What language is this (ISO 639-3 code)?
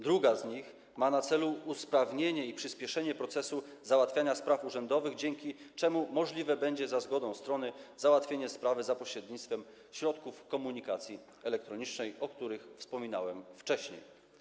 pol